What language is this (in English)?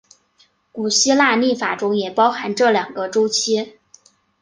Chinese